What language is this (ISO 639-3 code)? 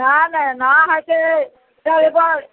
mai